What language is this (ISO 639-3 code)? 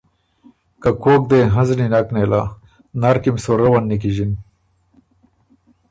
oru